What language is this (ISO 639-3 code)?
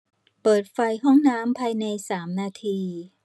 tha